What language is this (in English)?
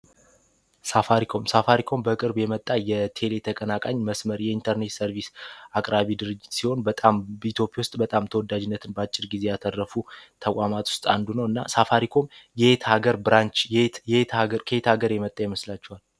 Amharic